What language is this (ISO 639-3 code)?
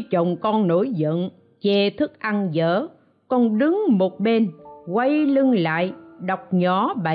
vie